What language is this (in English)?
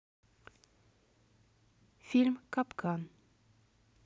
Russian